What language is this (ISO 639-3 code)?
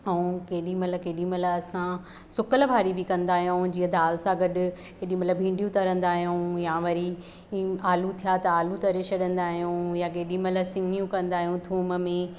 snd